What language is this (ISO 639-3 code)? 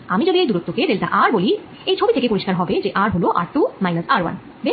ben